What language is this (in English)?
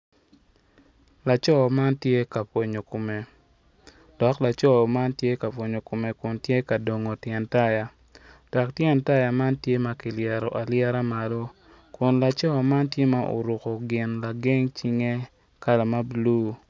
Acoli